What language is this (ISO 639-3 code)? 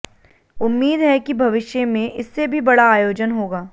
hin